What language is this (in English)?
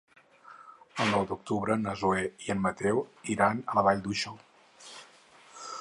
Catalan